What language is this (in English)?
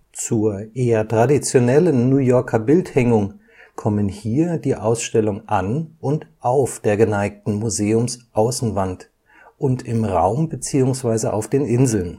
German